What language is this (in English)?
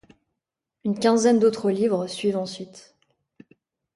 French